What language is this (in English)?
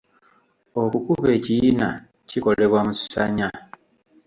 Ganda